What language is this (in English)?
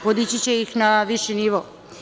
Serbian